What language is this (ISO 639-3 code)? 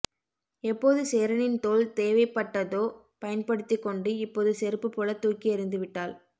tam